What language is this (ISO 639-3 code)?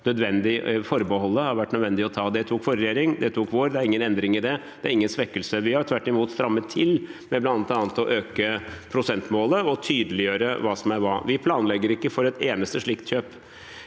nor